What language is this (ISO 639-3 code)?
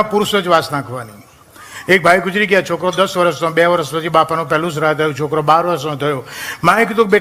guj